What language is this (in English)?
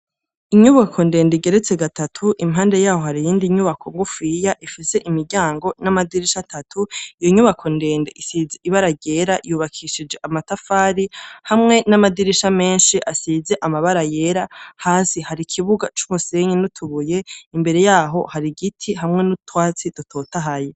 Rundi